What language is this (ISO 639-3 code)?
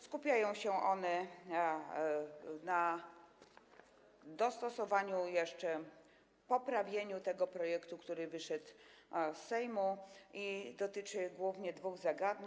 pol